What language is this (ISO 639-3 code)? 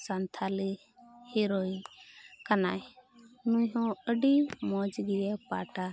sat